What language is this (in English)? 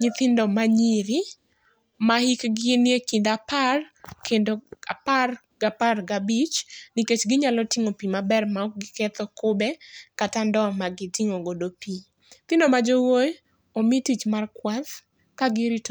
Luo (Kenya and Tanzania)